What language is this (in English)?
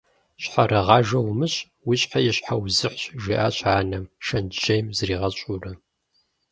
Kabardian